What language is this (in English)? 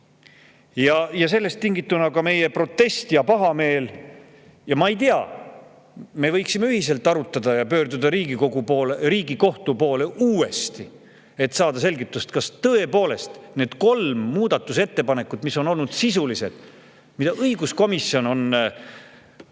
Estonian